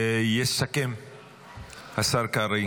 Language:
Hebrew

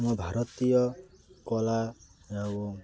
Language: Odia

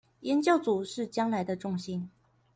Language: Chinese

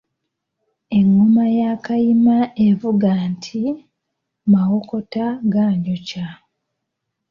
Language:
Ganda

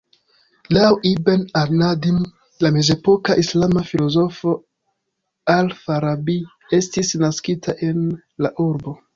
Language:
Esperanto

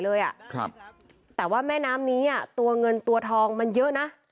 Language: Thai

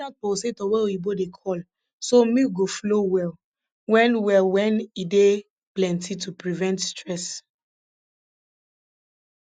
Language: Nigerian Pidgin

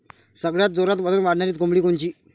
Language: Marathi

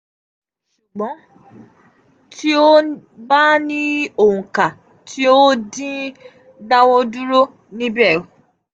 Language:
Yoruba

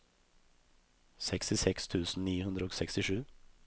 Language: Norwegian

